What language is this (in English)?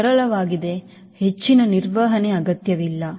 Kannada